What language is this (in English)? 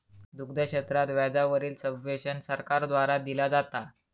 Marathi